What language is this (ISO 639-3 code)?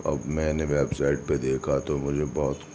urd